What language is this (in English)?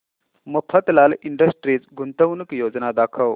Marathi